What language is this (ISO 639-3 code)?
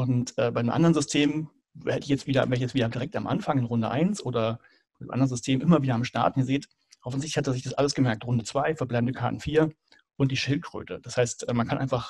deu